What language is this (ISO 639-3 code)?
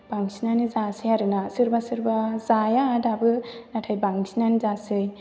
brx